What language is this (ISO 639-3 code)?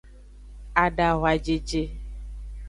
ajg